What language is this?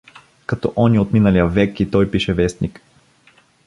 Bulgarian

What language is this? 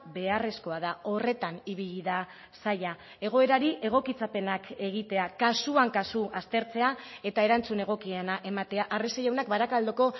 Basque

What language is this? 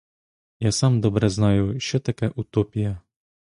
Ukrainian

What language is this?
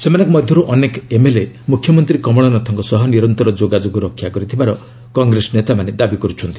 Odia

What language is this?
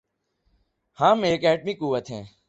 Urdu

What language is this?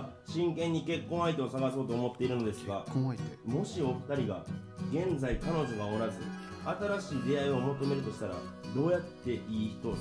Japanese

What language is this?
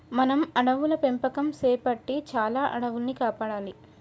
Telugu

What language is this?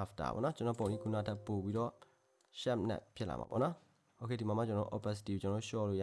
Korean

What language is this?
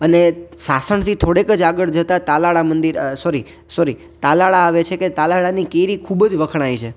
Gujarati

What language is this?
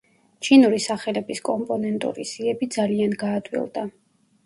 Georgian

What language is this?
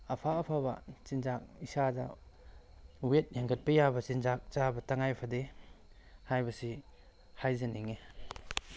Manipuri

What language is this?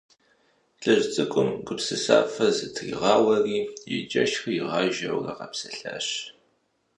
Kabardian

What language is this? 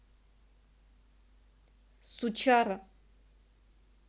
Russian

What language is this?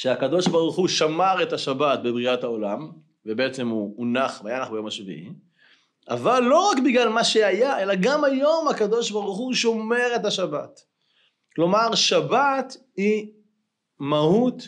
Hebrew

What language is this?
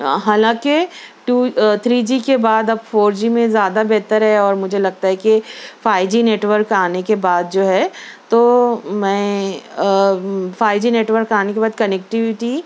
Urdu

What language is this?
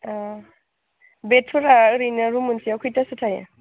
Bodo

